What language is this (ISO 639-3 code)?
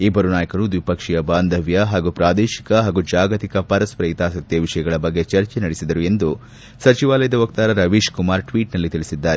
kan